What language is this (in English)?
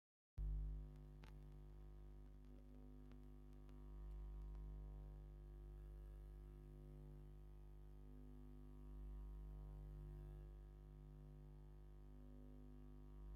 Tigrinya